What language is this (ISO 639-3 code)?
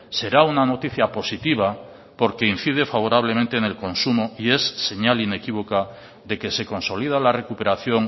spa